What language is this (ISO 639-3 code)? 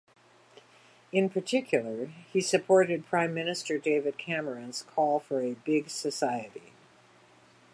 eng